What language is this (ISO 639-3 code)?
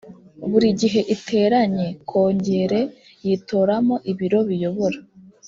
kin